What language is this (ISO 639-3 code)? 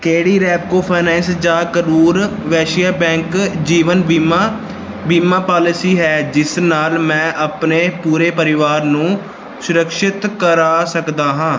pan